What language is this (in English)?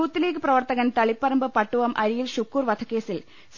Malayalam